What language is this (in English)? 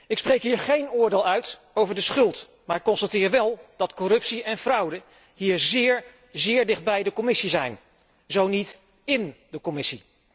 Dutch